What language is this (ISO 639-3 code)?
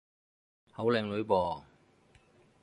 yue